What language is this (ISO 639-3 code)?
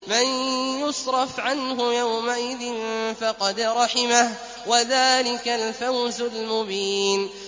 ara